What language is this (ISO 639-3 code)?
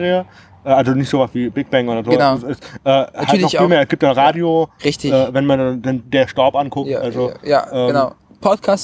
deu